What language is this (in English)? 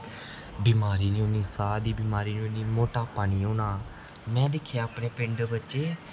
Dogri